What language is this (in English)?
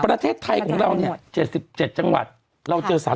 Thai